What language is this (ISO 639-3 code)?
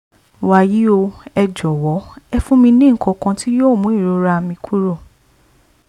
yor